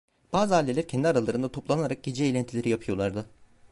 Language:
Turkish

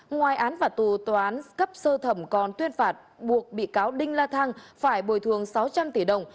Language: Vietnamese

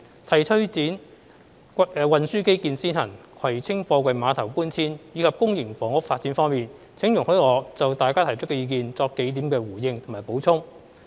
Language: Cantonese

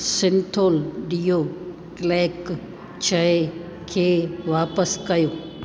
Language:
Sindhi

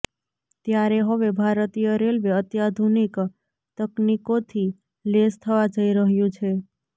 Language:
Gujarati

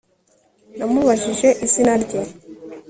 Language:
Kinyarwanda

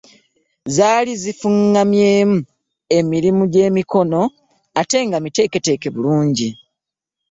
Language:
Ganda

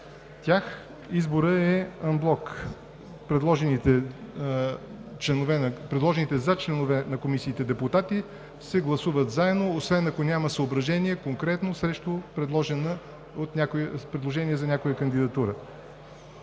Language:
Bulgarian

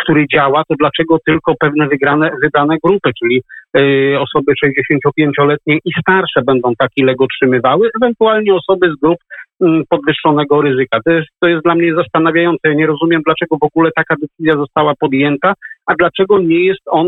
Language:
Polish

